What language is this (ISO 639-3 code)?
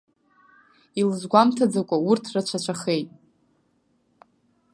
abk